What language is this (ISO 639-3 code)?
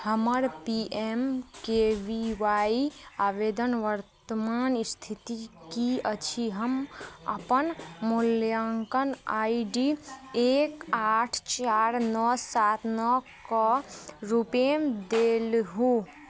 mai